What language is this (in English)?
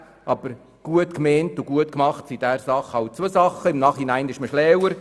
Swiss German